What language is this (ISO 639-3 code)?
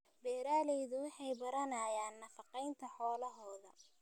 som